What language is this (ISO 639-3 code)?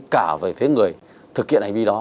vie